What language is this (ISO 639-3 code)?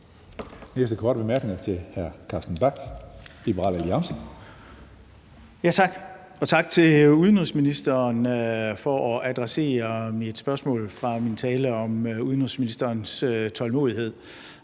dan